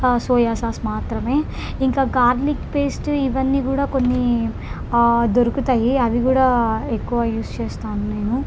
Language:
Telugu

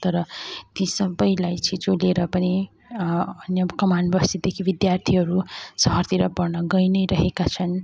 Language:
Nepali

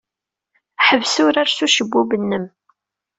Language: Kabyle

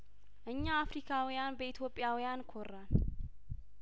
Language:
Amharic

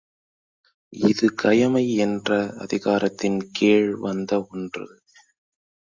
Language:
Tamil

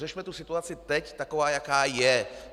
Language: Czech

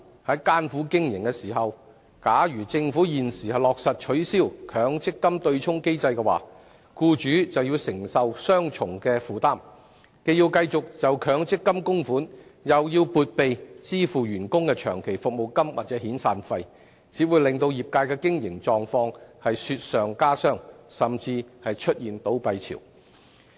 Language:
Cantonese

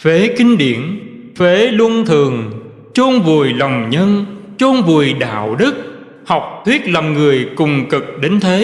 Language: Vietnamese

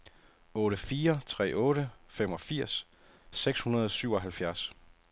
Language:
Danish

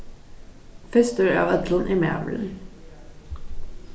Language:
Faroese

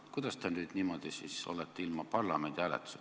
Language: Estonian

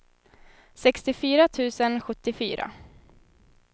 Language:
Swedish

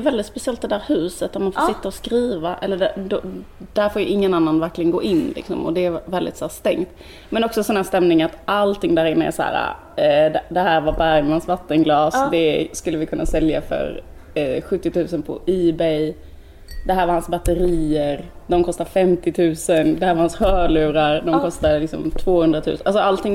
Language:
Swedish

